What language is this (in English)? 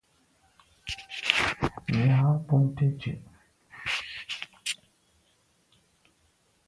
Medumba